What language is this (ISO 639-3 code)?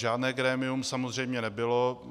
ces